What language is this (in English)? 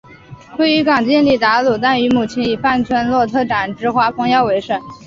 Chinese